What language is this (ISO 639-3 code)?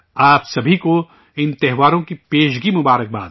urd